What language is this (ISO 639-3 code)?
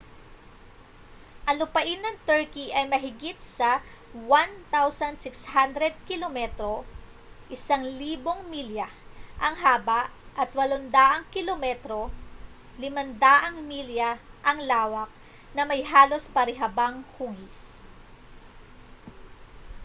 fil